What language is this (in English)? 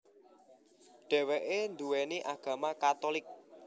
Javanese